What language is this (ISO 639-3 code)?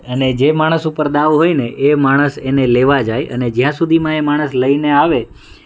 guj